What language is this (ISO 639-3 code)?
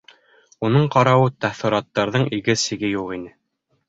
bak